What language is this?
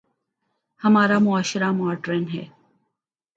Urdu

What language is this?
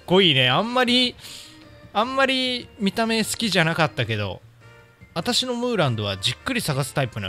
Japanese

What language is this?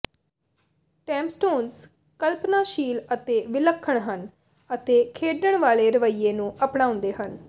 Punjabi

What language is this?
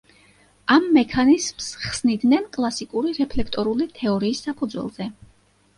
Georgian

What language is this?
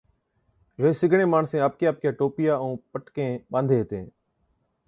Od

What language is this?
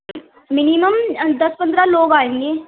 Urdu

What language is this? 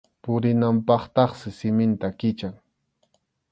Arequipa-La Unión Quechua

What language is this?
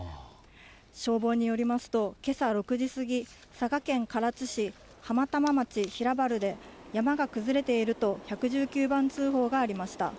Japanese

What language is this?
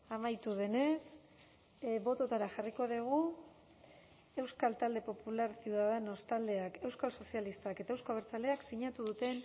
Basque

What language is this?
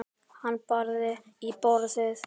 Icelandic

